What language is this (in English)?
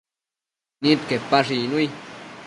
Matsés